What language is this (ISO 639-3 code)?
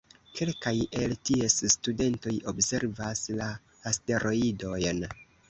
epo